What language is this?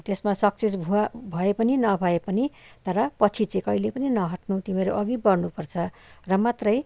Nepali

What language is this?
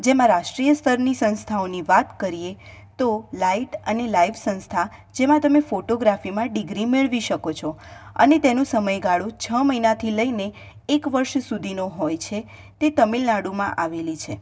Gujarati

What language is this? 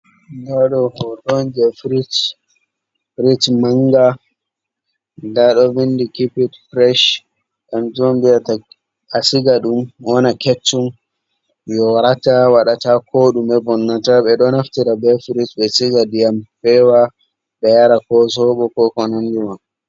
Fula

